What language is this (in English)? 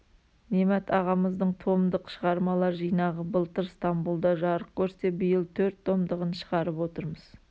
Kazakh